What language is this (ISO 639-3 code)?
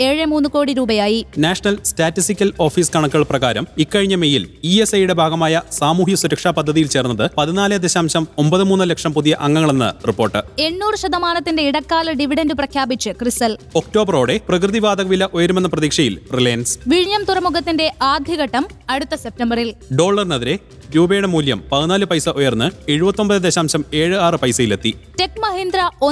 mal